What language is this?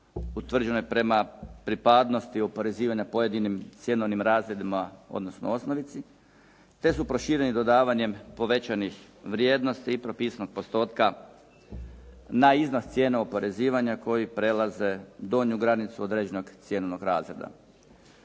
Croatian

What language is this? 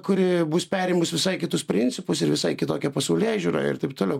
Lithuanian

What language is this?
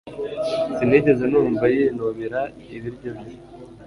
Kinyarwanda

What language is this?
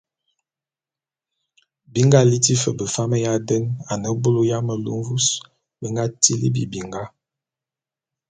Bulu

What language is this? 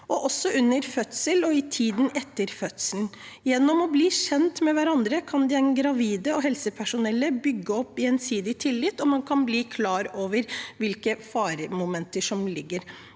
Norwegian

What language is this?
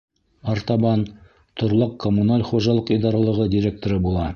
Bashkir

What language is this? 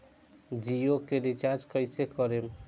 Bhojpuri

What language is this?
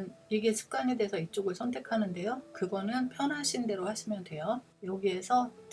Korean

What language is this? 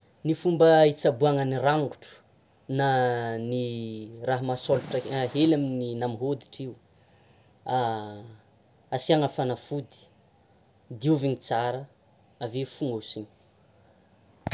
Tsimihety Malagasy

